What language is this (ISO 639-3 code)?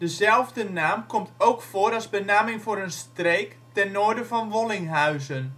nld